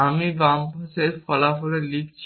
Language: Bangla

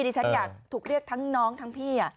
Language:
Thai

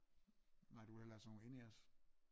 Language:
Danish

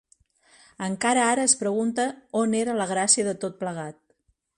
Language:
Catalan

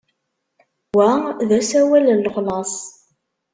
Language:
Kabyle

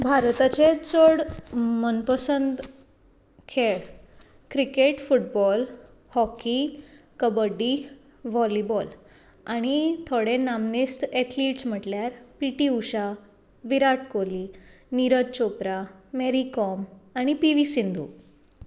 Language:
Konkani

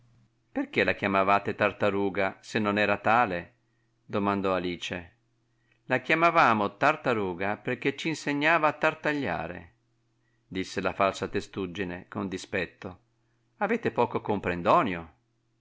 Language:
Italian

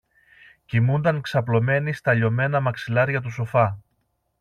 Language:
Greek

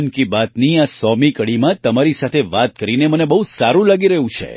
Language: Gujarati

